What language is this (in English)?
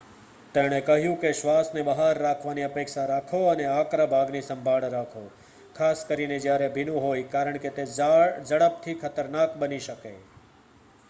Gujarati